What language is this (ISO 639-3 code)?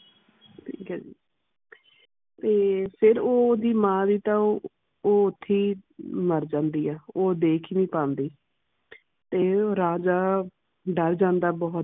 pan